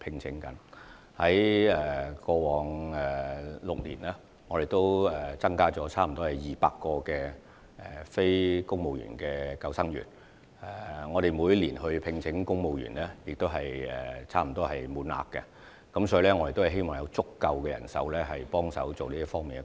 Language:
Cantonese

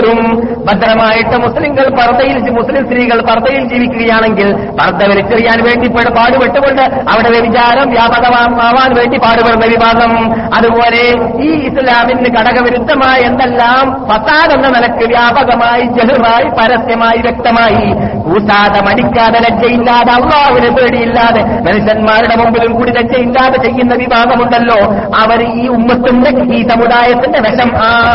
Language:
Malayalam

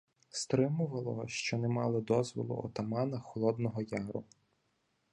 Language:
Ukrainian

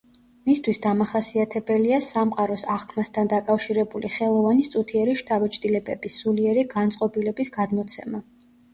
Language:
Georgian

